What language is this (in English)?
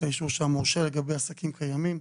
Hebrew